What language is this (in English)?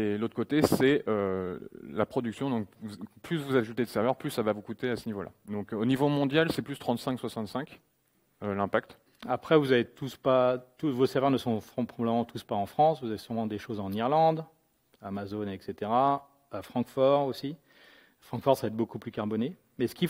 French